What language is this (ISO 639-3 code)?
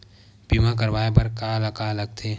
hne